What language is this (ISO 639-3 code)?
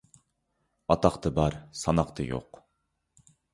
uig